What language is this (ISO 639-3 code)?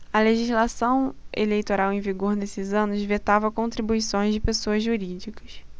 por